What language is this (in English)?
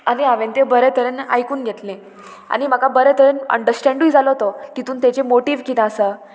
Konkani